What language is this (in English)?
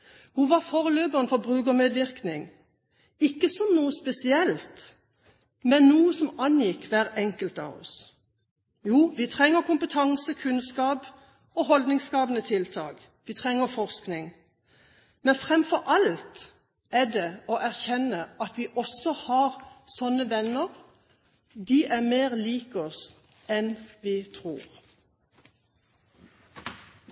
Norwegian Bokmål